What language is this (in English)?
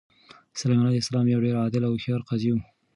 Pashto